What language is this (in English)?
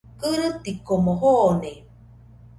Nüpode Huitoto